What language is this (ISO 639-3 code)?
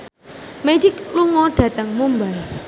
jav